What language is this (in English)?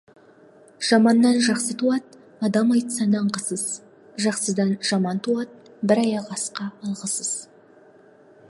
Kazakh